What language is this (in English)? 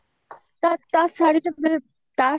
Odia